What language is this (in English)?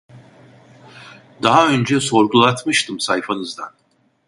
Turkish